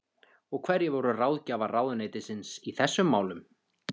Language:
Icelandic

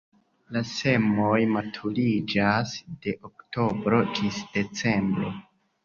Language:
Esperanto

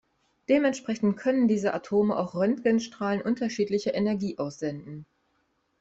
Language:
German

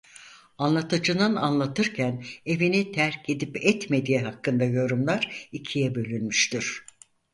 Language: Turkish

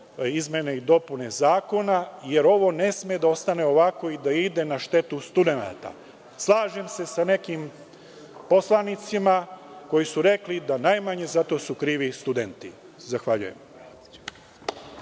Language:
Serbian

